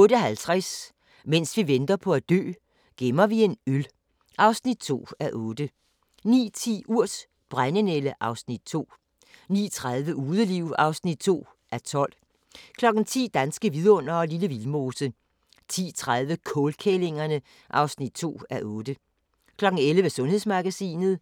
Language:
Danish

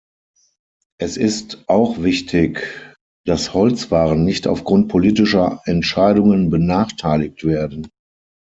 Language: German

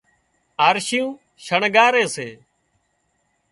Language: Wadiyara Koli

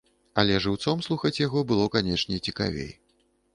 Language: Belarusian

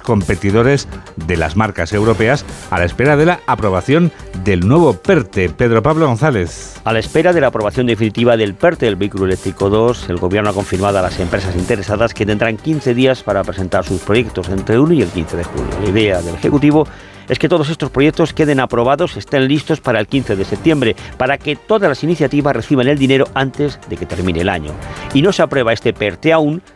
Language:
Spanish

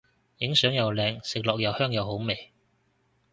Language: Cantonese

